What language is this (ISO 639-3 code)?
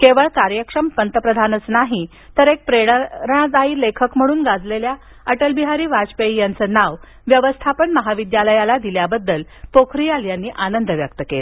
mar